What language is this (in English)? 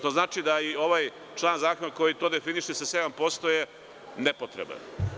Serbian